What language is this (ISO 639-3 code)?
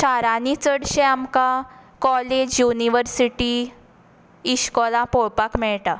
kok